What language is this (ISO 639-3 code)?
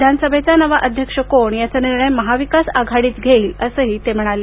mar